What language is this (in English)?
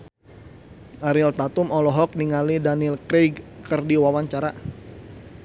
Sundanese